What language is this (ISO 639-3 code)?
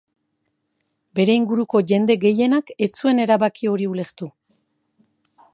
eus